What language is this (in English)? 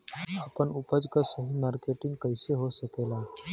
Bhojpuri